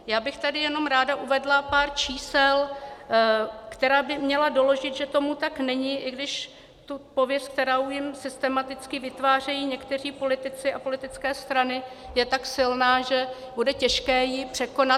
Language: Czech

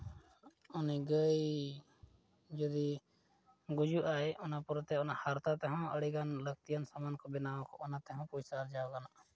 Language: Santali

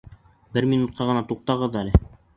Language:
Bashkir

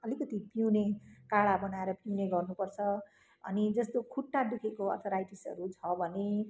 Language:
Nepali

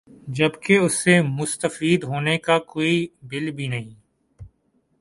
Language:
Urdu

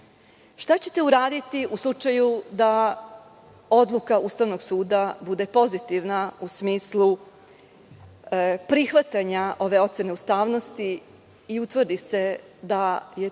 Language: Serbian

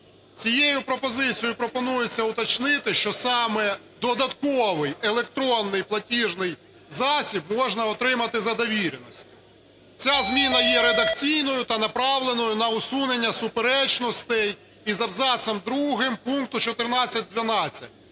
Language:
Ukrainian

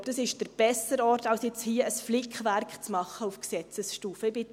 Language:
Swiss German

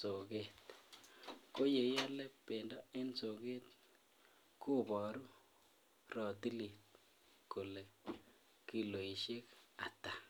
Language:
Kalenjin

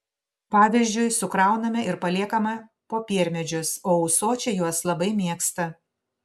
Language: Lithuanian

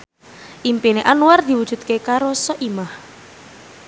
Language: Javanese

